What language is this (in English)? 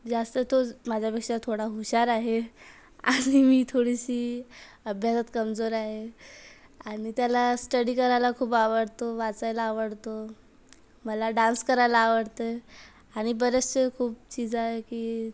Marathi